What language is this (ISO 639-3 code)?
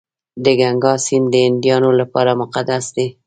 pus